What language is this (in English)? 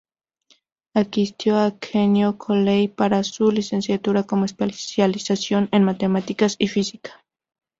Spanish